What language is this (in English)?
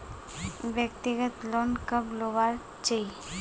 Magahi